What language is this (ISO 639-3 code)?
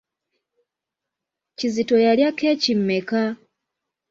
lug